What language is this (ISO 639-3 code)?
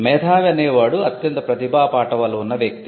tel